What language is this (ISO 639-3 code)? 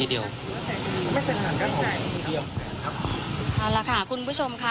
tha